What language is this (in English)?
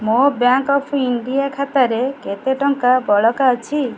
Odia